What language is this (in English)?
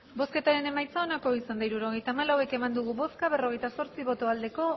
Basque